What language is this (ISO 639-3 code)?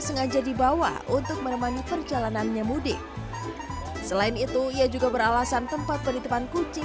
ind